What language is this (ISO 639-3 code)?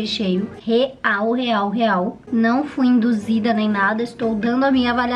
por